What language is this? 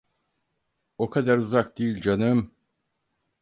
Turkish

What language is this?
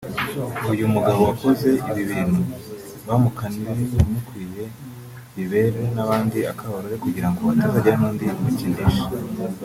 Kinyarwanda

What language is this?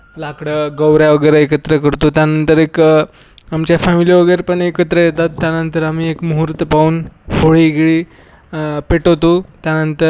Marathi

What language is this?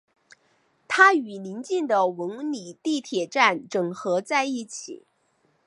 Chinese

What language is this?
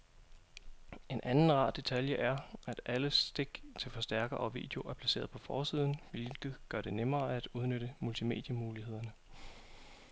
Danish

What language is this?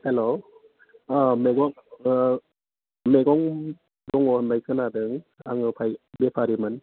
Bodo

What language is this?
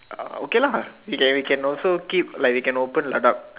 English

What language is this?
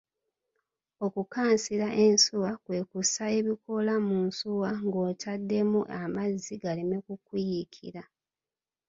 Ganda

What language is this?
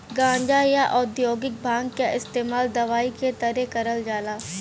Bhojpuri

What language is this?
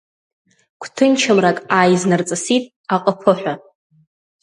Abkhazian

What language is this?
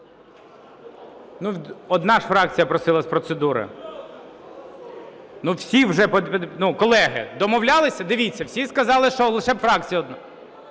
Ukrainian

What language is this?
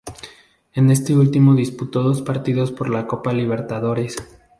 Spanish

